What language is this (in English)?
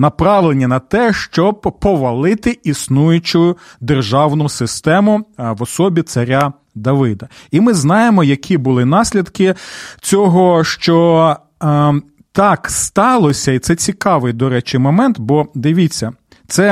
Ukrainian